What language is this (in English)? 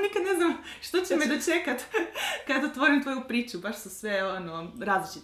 Croatian